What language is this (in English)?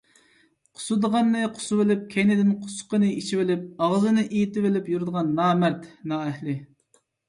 Uyghur